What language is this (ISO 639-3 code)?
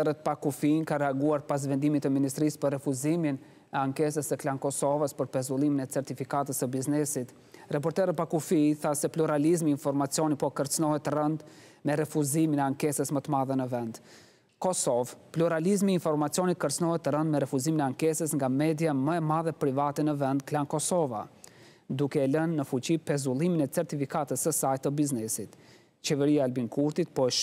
ron